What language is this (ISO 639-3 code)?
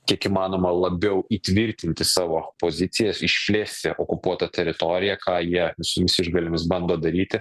lit